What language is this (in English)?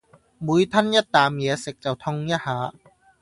Cantonese